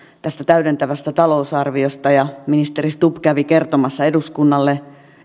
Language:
Finnish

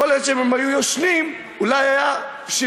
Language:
Hebrew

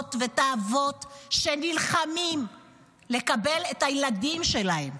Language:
Hebrew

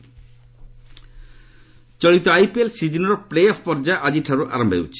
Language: Odia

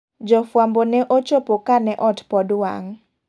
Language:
Luo (Kenya and Tanzania)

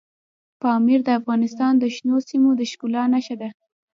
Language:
Pashto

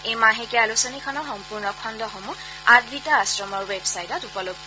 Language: Assamese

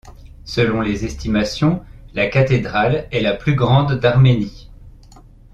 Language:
French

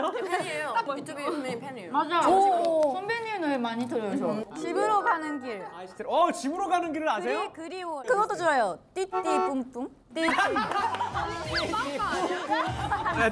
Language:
Korean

